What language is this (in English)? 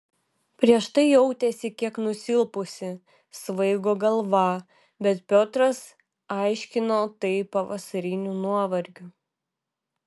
Lithuanian